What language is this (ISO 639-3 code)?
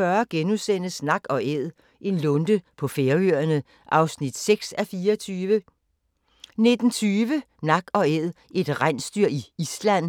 dan